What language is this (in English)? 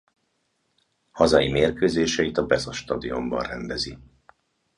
Hungarian